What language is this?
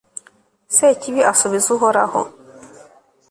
Kinyarwanda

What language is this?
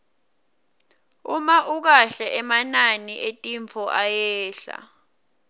Swati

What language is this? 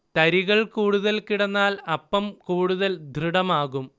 Malayalam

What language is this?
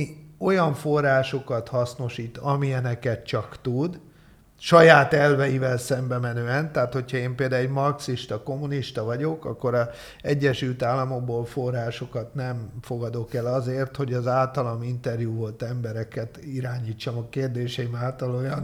Hungarian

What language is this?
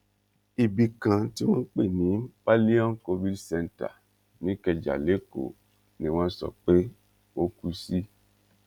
Yoruba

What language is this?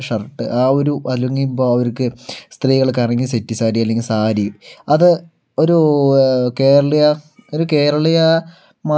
Malayalam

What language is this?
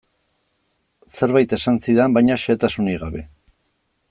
Basque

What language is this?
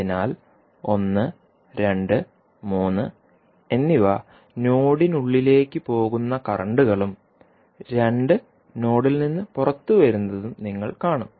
Malayalam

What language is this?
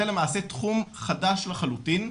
Hebrew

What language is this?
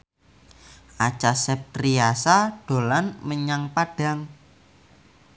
Javanese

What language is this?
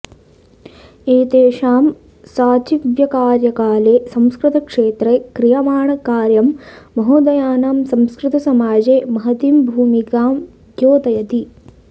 Sanskrit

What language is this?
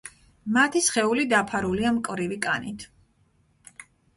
Georgian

